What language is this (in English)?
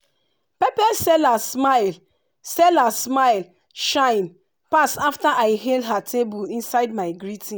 Nigerian Pidgin